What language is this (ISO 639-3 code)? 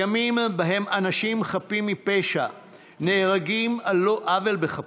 heb